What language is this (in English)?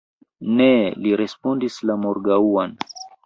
Esperanto